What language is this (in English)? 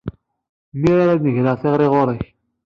Kabyle